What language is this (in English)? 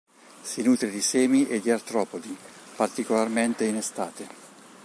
Italian